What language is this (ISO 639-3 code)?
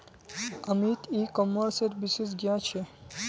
mag